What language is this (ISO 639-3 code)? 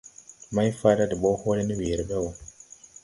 tui